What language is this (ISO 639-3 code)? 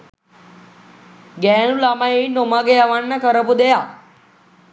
sin